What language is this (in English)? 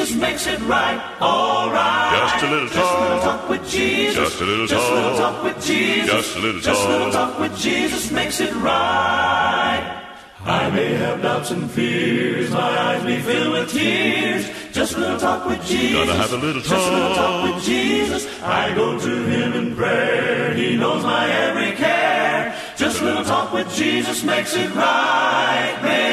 Filipino